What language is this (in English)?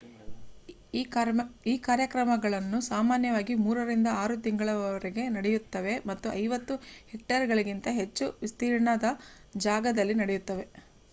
Kannada